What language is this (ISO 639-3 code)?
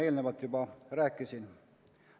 est